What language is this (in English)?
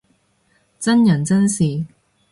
Cantonese